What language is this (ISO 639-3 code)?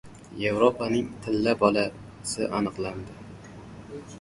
uzb